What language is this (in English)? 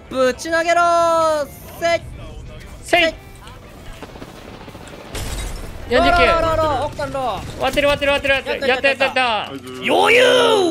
Japanese